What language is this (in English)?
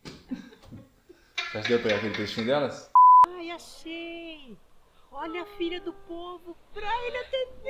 Portuguese